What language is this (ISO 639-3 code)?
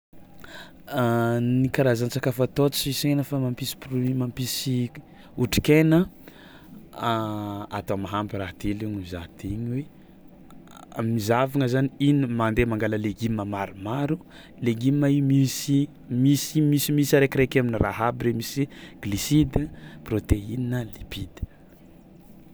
xmw